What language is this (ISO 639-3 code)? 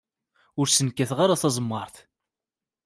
kab